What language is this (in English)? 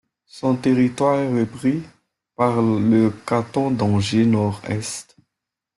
French